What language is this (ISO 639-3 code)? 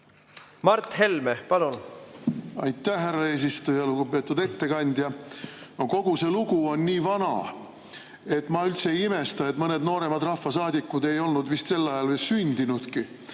est